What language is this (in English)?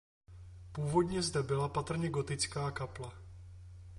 Czech